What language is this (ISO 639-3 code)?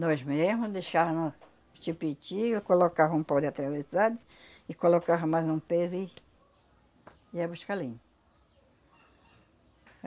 por